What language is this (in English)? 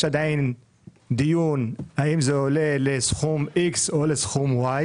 Hebrew